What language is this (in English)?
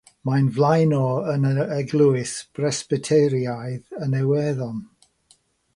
Welsh